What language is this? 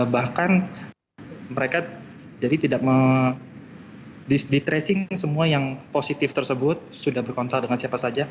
Indonesian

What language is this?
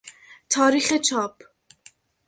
Persian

